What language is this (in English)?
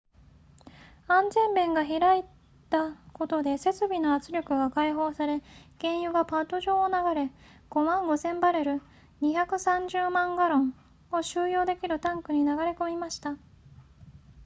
Japanese